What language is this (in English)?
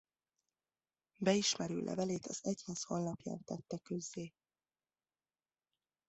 Hungarian